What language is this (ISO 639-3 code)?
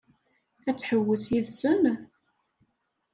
kab